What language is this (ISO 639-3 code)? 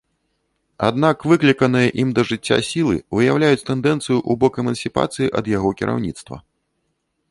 bel